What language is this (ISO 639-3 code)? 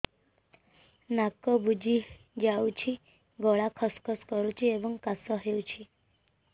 ori